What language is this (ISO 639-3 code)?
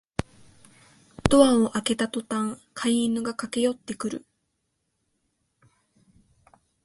jpn